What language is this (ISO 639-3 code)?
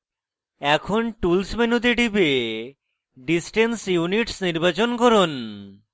ben